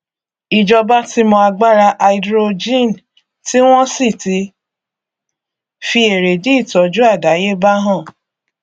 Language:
Yoruba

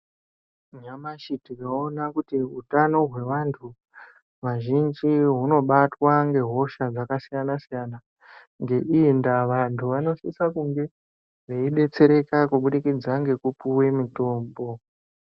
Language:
Ndau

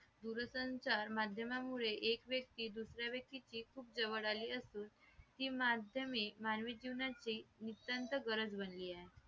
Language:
Marathi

